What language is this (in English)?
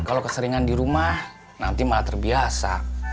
Indonesian